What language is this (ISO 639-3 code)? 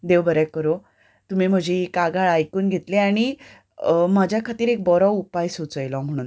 kok